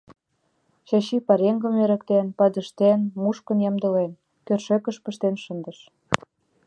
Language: Mari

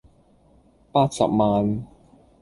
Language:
Cantonese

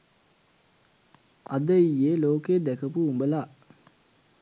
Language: Sinhala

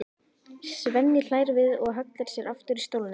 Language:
Icelandic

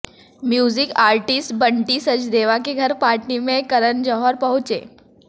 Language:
Hindi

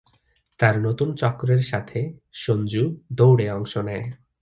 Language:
Bangla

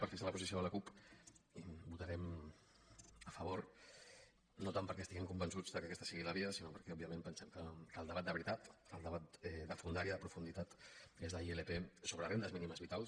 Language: Catalan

